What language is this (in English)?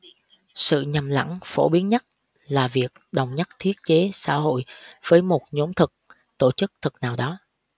Vietnamese